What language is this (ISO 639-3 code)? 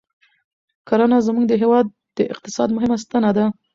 pus